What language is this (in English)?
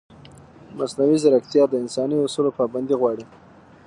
Pashto